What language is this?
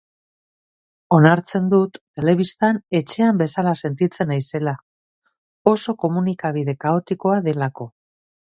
Basque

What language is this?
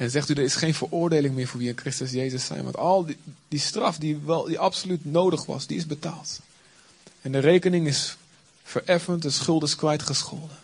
Dutch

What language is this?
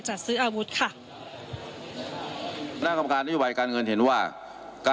Thai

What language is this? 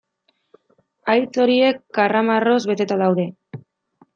Basque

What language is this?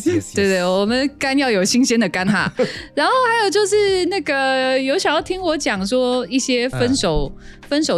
Chinese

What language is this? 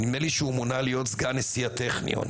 Hebrew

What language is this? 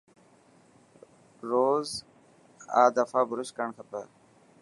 Dhatki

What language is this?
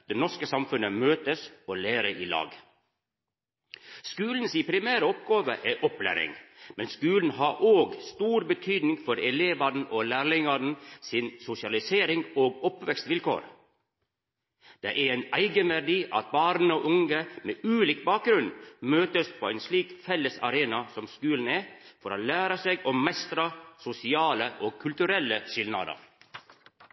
Norwegian Nynorsk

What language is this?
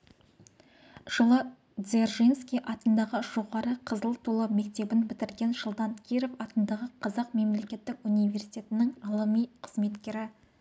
Kazakh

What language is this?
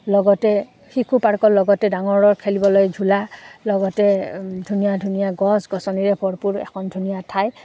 Assamese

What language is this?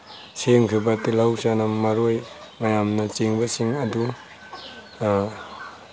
Manipuri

